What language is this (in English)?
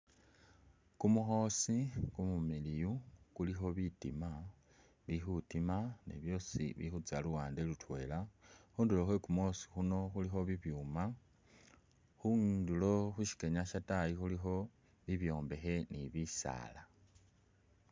Masaaba